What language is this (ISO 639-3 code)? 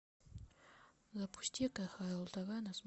rus